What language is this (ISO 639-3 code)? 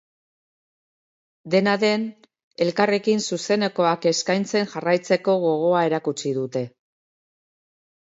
eus